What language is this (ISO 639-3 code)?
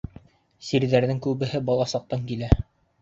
bak